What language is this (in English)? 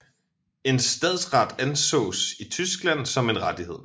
Danish